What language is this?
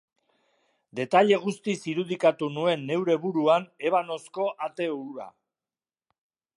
Basque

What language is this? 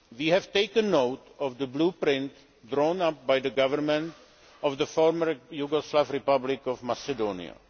English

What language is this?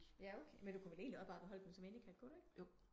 Danish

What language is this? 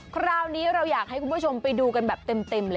Thai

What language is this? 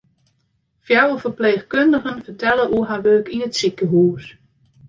Western Frisian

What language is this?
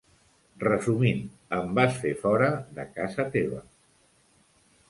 Catalan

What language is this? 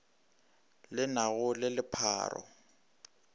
Northern Sotho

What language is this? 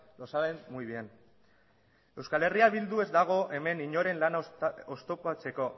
Basque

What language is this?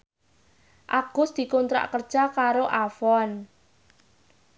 Javanese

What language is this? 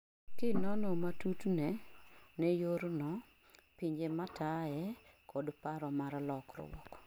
Luo (Kenya and Tanzania)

